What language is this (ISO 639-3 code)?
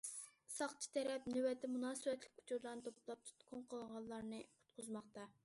uig